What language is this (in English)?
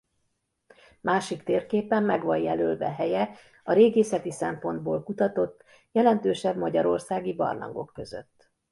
Hungarian